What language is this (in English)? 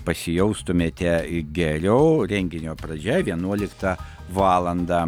Lithuanian